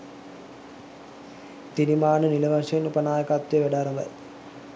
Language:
Sinhala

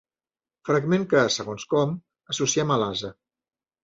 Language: Catalan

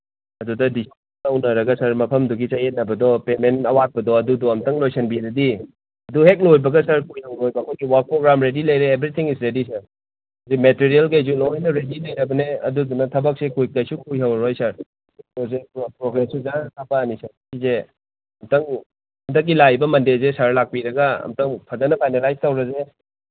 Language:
Manipuri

